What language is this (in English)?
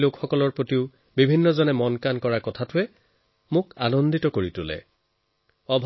Assamese